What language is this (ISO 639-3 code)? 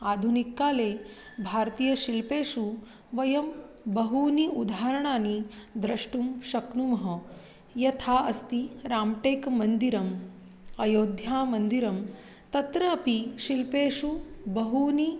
san